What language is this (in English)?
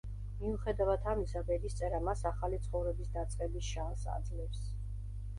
Georgian